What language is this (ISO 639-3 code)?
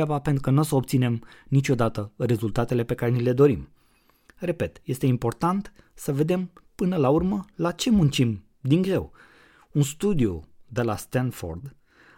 ron